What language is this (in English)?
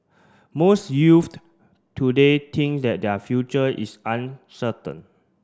English